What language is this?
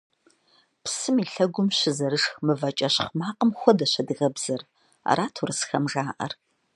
Kabardian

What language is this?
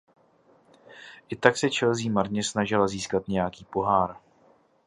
Czech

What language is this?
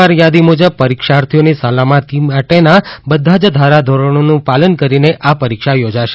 Gujarati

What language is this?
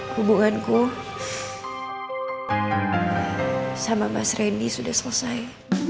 Indonesian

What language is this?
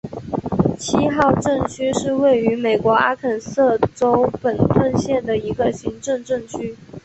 Chinese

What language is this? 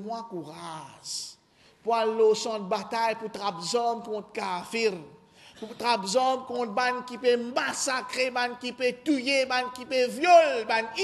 French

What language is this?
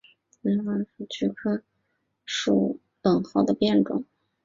Chinese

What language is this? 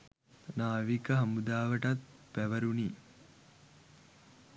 Sinhala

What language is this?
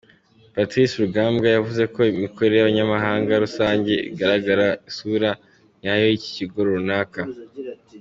Kinyarwanda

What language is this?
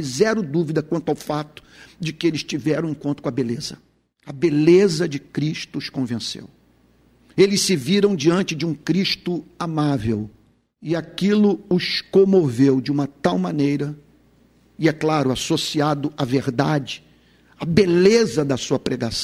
Portuguese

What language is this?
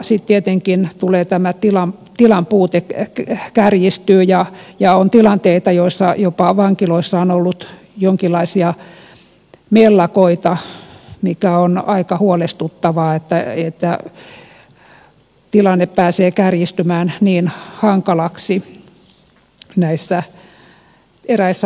Finnish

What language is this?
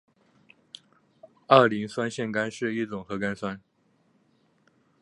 Chinese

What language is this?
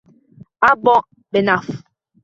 Uzbek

